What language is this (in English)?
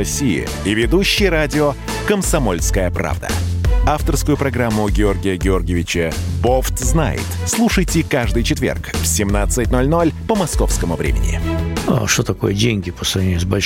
Russian